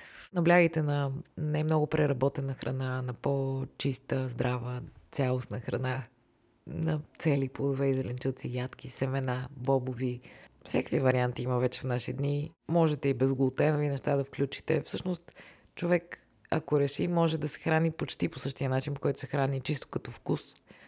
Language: Bulgarian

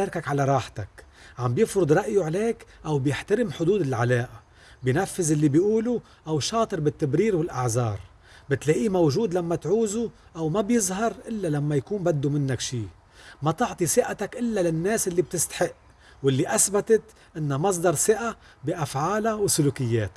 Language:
Arabic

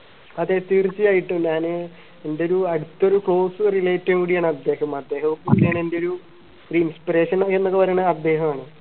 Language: Malayalam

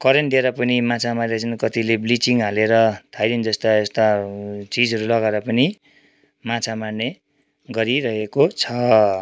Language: Nepali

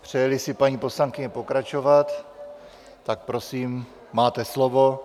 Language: Czech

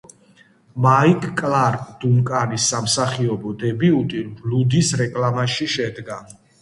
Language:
Georgian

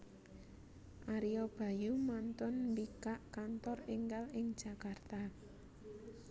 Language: Javanese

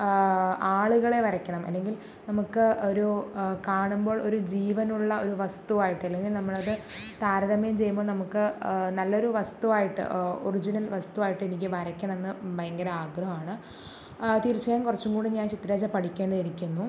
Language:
Malayalam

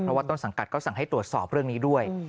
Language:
Thai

